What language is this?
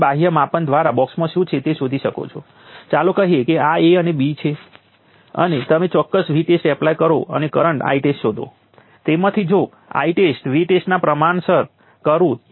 Gujarati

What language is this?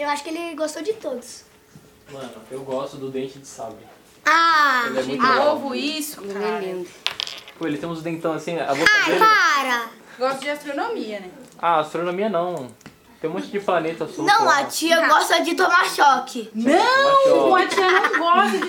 Portuguese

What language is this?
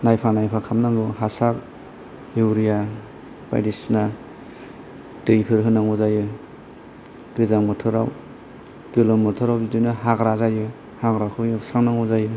Bodo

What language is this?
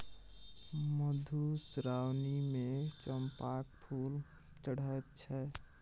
Maithili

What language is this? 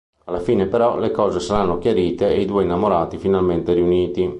Italian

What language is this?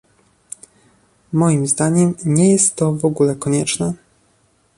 Polish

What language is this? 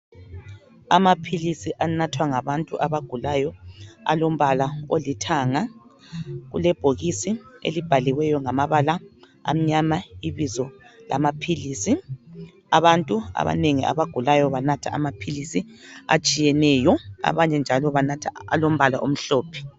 North Ndebele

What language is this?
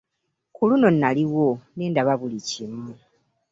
Ganda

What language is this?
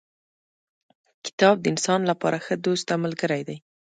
Pashto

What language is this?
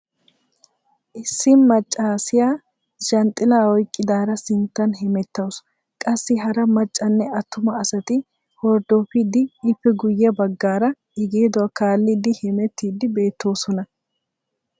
Wolaytta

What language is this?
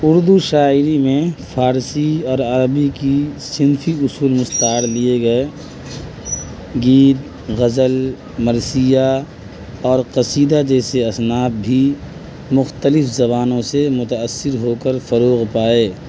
Urdu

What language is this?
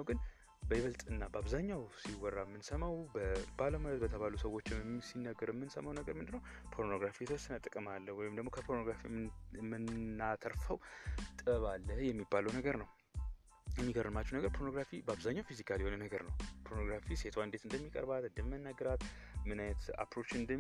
Amharic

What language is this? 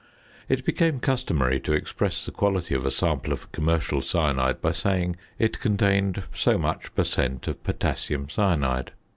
English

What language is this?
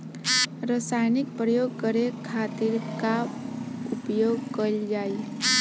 Bhojpuri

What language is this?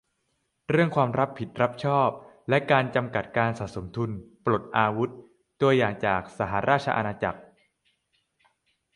Thai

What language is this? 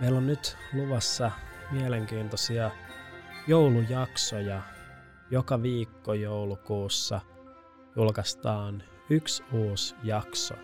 Finnish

